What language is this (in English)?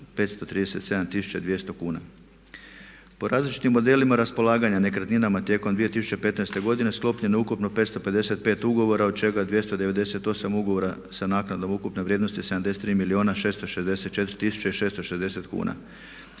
Croatian